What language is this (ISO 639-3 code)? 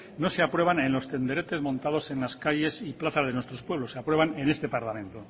spa